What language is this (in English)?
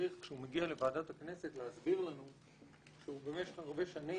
Hebrew